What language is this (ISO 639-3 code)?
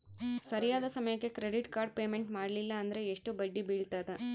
kan